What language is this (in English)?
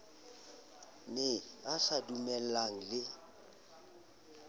Southern Sotho